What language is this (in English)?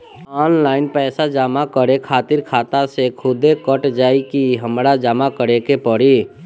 Bhojpuri